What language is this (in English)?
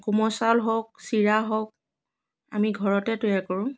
Assamese